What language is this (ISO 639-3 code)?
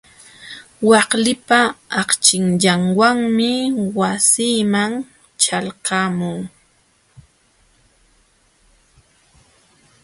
qxw